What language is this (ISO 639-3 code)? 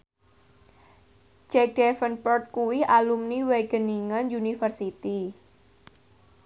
jav